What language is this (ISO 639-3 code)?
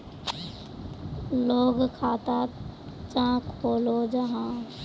mag